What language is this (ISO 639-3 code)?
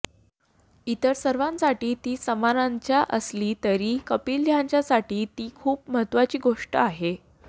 mar